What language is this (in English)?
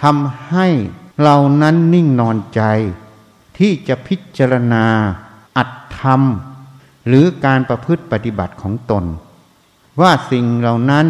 Thai